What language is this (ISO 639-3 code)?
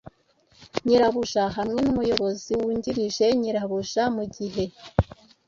kin